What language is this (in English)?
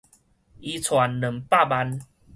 Min Nan Chinese